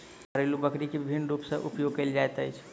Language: Maithili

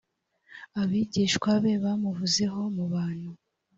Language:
Kinyarwanda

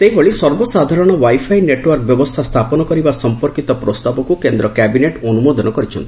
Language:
Odia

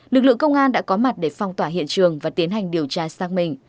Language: Vietnamese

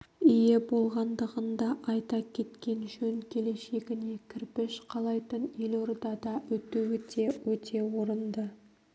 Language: Kazakh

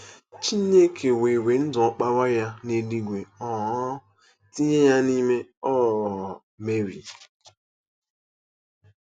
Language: Igbo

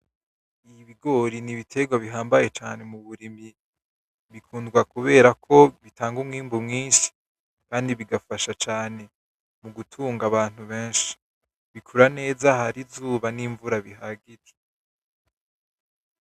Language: Rundi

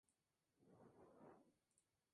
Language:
Spanish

